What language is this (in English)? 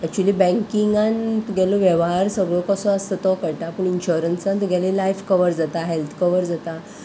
Konkani